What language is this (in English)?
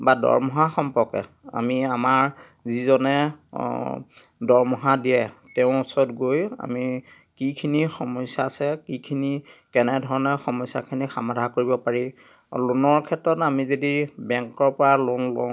Assamese